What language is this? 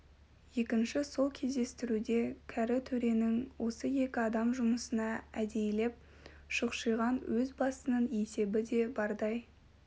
Kazakh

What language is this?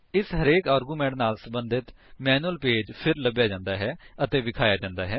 Punjabi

